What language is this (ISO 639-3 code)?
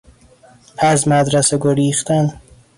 fas